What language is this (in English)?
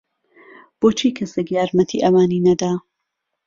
Central Kurdish